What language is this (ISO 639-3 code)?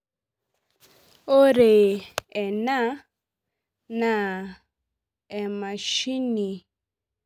mas